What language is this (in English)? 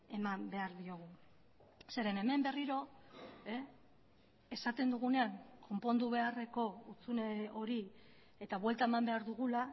Basque